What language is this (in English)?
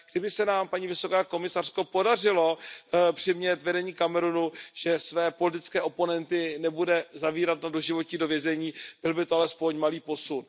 Czech